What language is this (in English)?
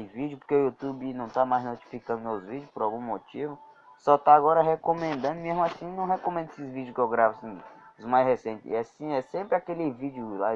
Portuguese